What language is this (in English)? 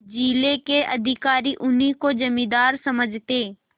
Hindi